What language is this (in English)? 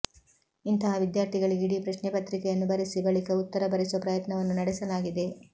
Kannada